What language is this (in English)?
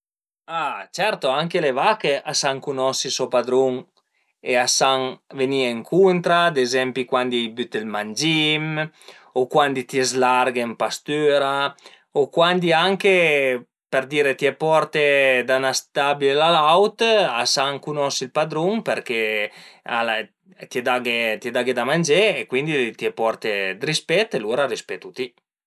Piedmontese